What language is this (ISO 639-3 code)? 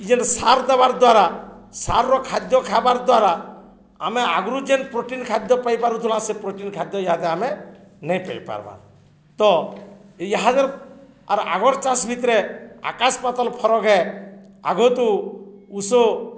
ori